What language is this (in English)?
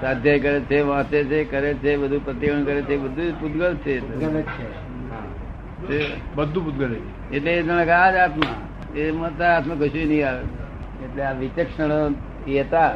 Gujarati